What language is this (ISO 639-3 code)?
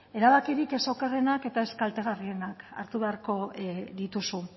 eus